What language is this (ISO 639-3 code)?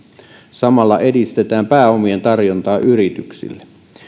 fin